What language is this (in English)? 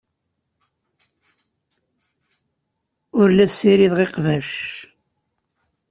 Kabyle